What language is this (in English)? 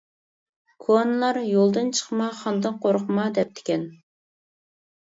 Uyghur